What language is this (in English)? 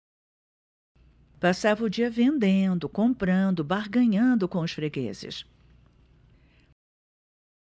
Portuguese